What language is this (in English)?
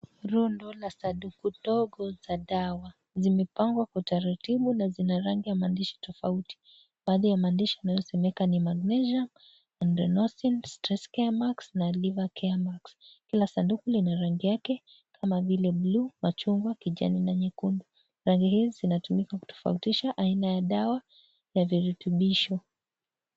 Swahili